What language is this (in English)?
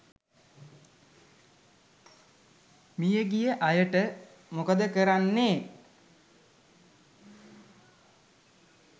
Sinhala